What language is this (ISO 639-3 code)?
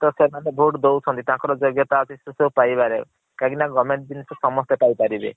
ori